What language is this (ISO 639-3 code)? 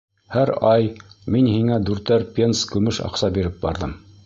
bak